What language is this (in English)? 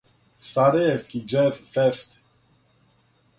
Serbian